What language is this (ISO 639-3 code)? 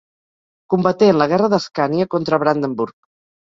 cat